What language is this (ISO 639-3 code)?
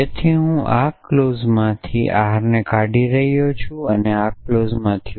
guj